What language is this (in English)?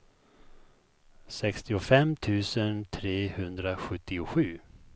Swedish